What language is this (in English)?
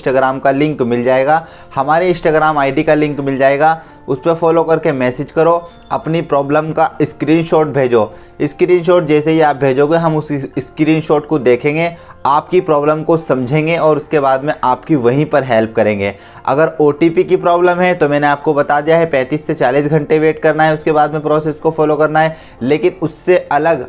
Hindi